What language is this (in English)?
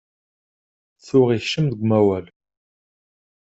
Kabyle